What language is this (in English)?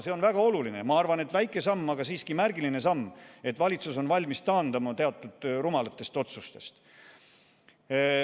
Estonian